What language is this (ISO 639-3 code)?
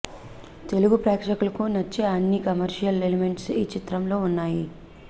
tel